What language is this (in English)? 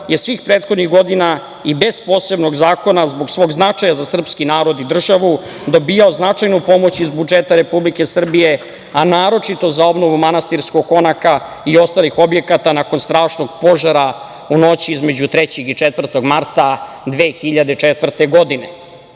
Serbian